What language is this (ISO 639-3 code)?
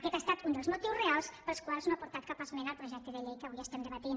cat